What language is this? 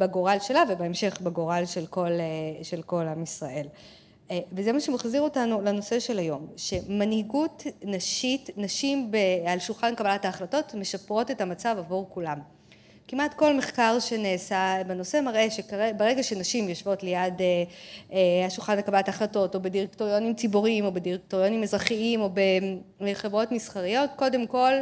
Hebrew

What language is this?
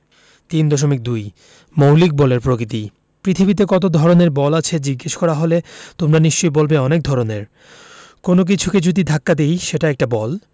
Bangla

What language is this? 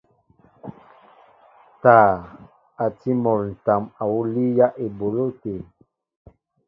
Mbo (Cameroon)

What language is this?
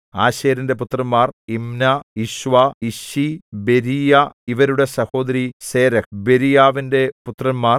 Malayalam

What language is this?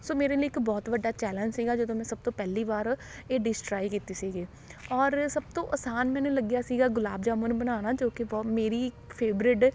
Punjabi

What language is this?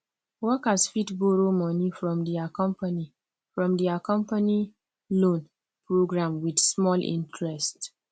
Nigerian Pidgin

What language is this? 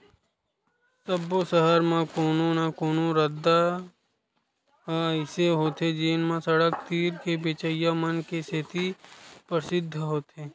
Chhattisgarhi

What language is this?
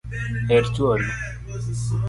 Luo (Kenya and Tanzania)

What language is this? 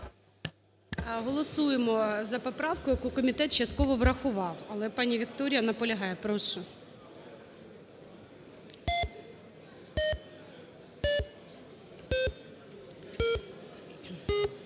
Ukrainian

